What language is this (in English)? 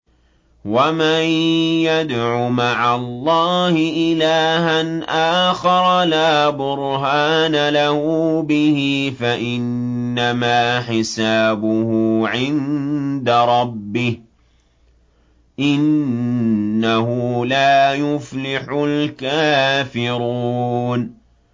Arabic